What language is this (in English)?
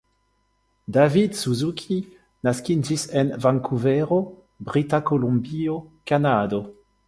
Esperanto